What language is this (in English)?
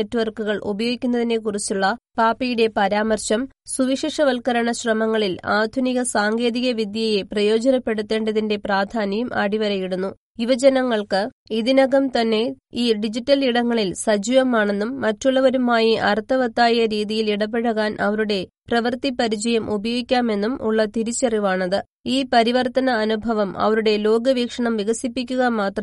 Malayalam